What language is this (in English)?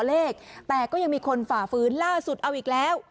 Thai